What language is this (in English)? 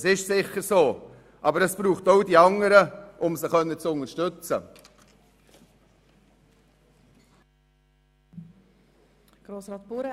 Swiss German